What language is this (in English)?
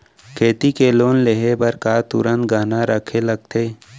Chhattisgarhi